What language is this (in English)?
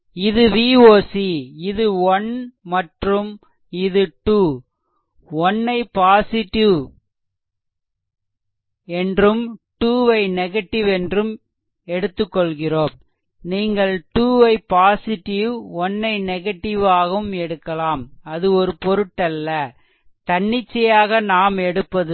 Tamil